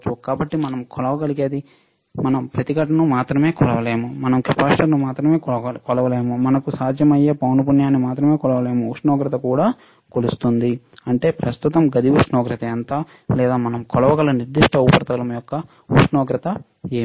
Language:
Telugu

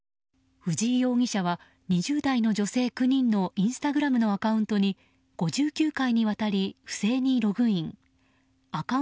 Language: Japanese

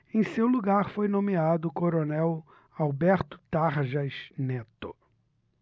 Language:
Portuguese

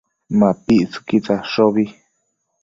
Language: Matsés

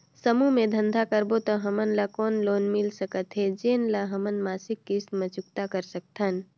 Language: Chhattisgarhi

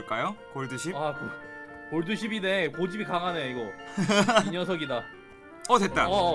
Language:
Korean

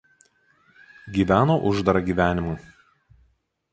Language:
Lithuanian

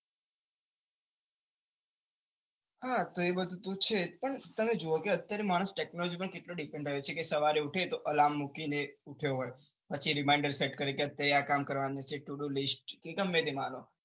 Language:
Gujarati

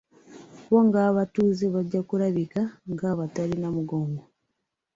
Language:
Ganda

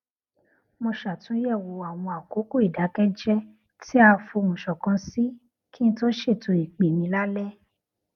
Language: Yoruba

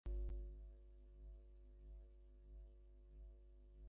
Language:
Bangla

